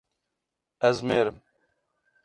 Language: Kurdish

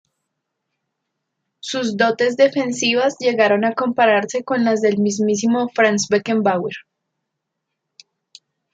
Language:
Spanish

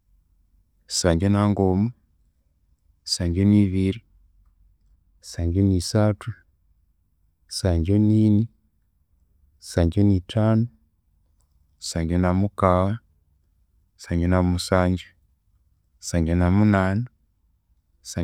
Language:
Konzo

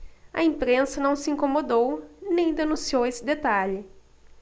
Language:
Portuguese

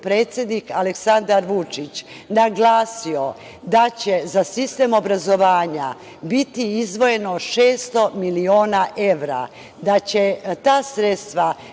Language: Serbian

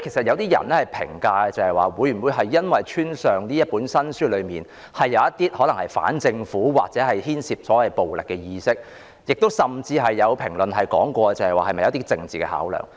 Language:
Cantonese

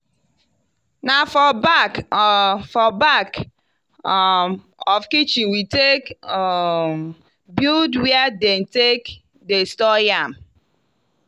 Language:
Nigerian Pidgin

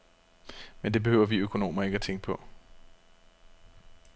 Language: Danish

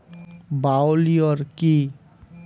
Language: Bangla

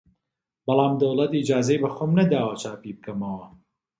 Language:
Central Kurdish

